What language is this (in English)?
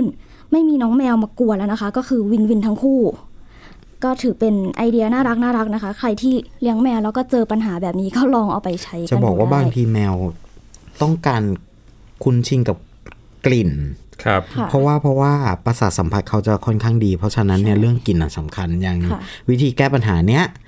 Thai